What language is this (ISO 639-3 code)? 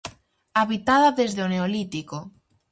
glg